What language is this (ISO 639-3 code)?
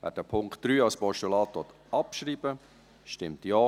gsw